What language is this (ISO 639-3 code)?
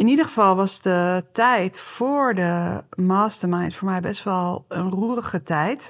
nld